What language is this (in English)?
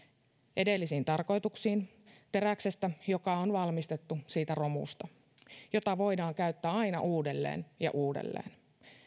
Finnish